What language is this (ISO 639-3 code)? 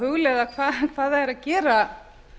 isl